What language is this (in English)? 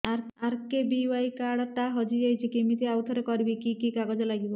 Odia